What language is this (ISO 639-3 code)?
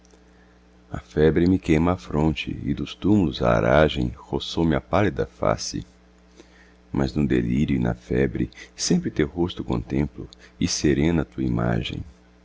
por